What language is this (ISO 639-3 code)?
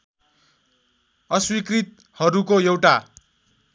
nep